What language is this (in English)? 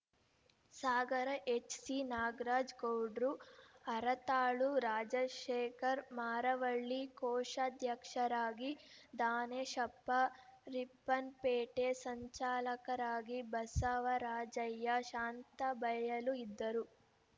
Kannada